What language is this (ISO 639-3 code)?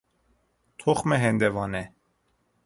fas